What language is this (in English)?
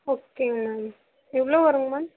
Tamil